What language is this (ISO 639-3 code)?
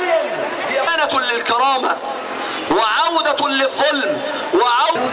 ara